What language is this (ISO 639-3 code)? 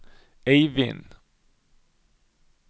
nor